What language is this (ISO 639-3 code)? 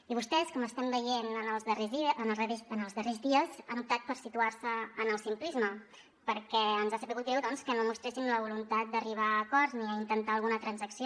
cat